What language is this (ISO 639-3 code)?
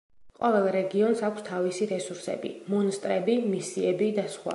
kat